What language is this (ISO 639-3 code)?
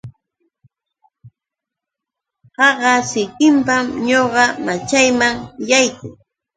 qux